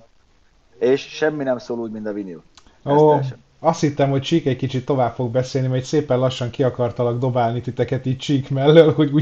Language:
Hungarian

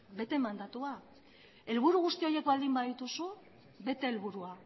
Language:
Basque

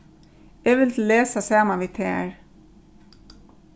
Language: Faroese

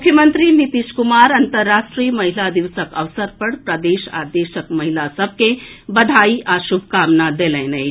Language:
Maithili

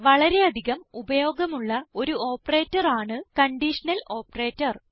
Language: Malayalam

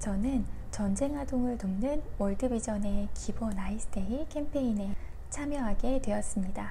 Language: Korean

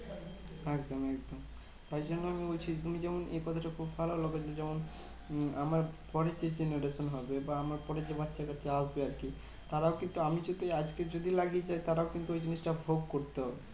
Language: Bangla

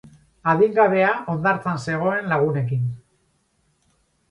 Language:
Basque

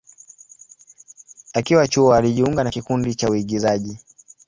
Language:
Swahili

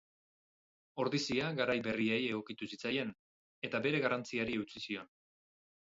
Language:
Basque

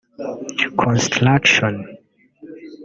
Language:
Kinyarwanda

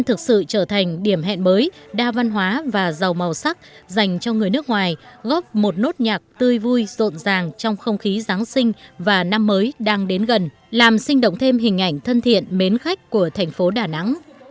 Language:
Vietnamese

